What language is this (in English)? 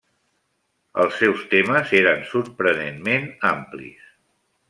Catalan